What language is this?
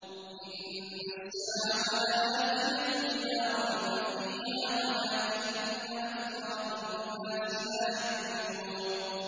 Arabic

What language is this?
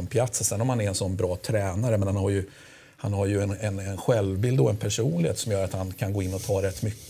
Swedish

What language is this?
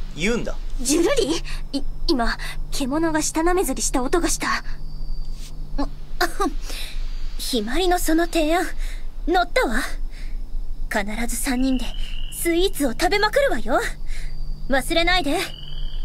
Japanese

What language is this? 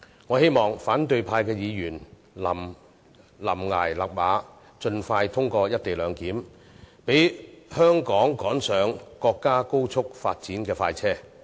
Cantonese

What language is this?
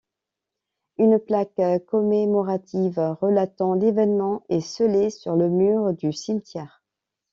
French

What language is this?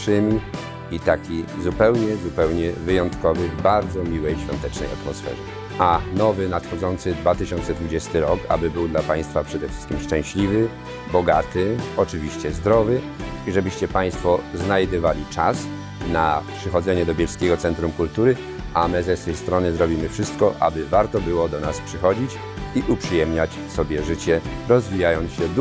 Polish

